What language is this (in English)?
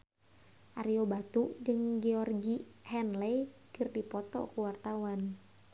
Sundanese